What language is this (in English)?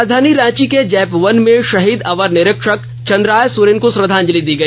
Hindi